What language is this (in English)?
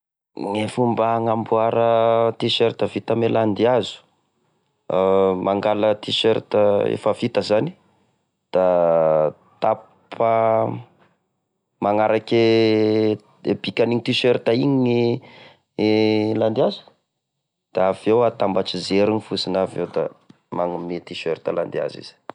Tesaka Malagasy